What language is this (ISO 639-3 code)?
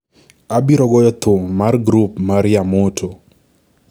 luo